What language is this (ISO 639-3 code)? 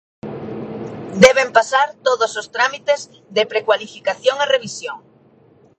glg